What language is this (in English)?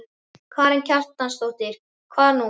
Icelandic